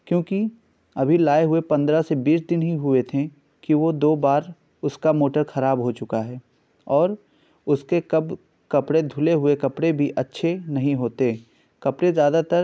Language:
Urdu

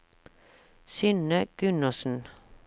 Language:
Norwegian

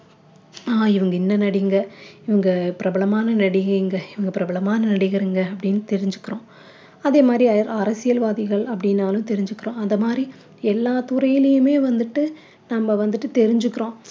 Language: Tamil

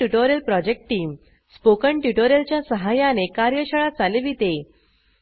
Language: Marathi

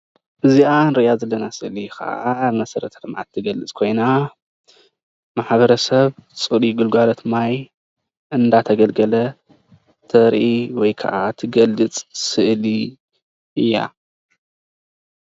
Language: Tigrinya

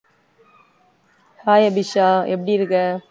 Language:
Tamil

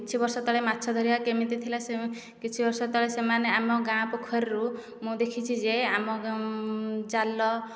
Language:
Odia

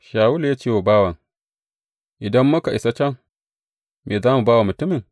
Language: Hausa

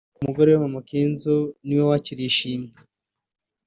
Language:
Kinyarwanda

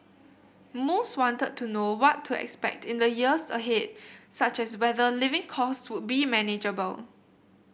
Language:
English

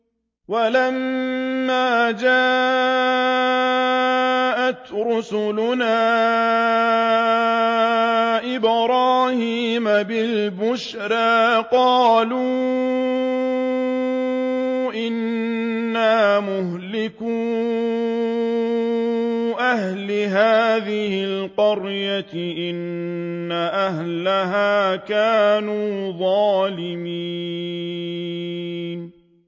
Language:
Arabic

